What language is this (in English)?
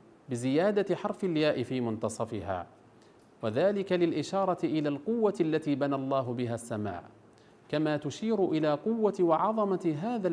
Arabic